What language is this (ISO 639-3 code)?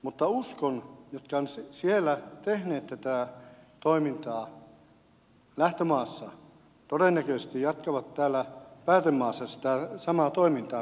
fin